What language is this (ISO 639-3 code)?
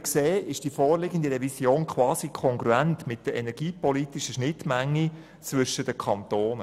gsw